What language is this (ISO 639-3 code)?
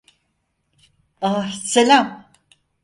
tur